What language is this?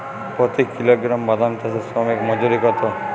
Bangla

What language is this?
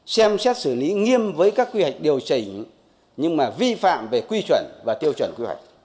Vietnamese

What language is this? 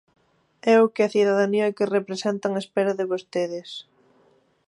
Galician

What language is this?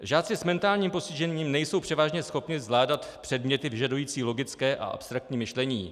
Czech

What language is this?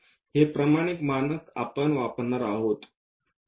Marathi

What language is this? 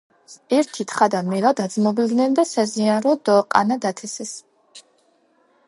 Georgian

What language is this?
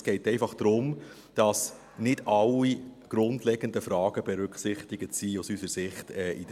Swiss German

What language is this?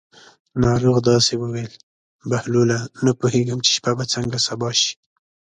Pashto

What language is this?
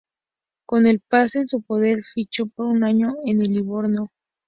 Spanish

